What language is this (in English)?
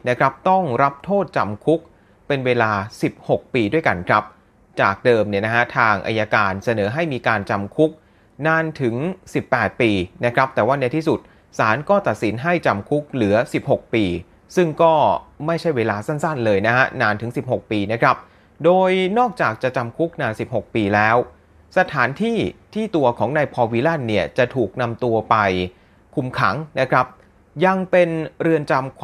Thai